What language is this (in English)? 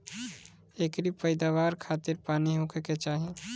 Bhojpuri